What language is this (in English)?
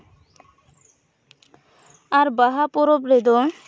Santali